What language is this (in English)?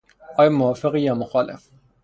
Persian